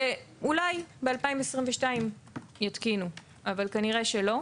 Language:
Hebrew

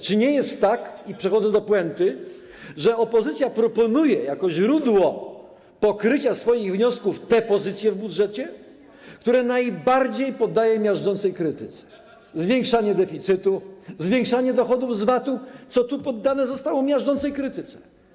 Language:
Polish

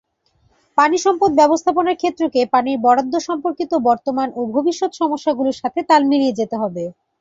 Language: Bangla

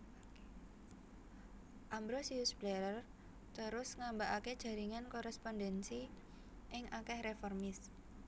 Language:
Javanese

